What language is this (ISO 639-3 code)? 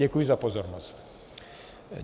ces